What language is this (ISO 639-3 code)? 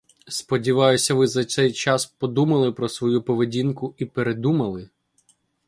ukr